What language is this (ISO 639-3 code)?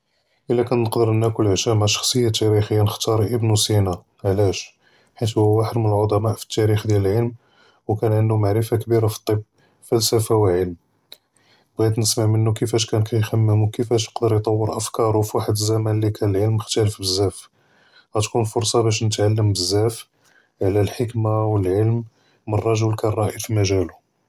jrb